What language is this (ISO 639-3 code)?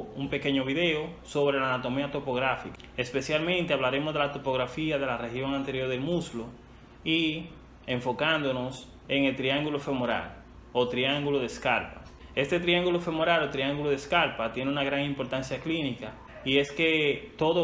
spa